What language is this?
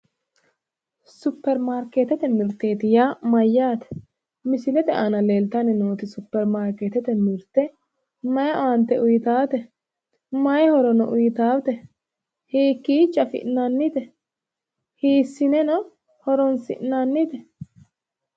Sidamo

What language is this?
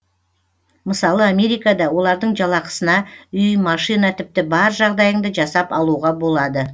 Kazakh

